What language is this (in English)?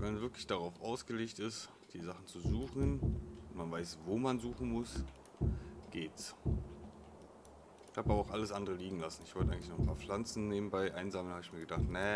German